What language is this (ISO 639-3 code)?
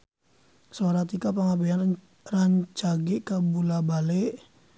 sun